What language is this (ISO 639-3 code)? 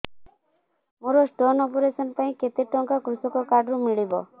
ori